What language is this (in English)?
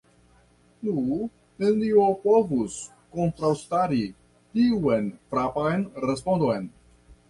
Esperanto